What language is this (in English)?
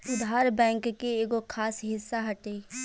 Bhojpuri